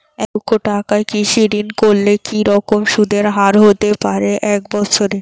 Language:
Bangla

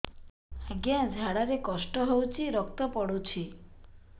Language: Odia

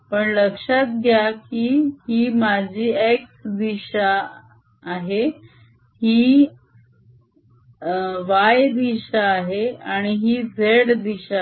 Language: Marathi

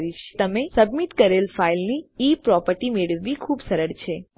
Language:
Gujarati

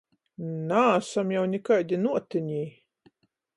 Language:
Latgalian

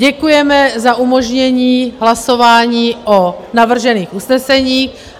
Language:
Czech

